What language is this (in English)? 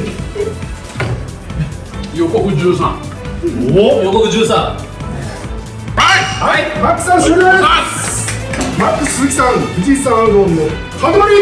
Japanese